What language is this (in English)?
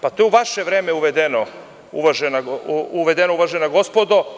Serbian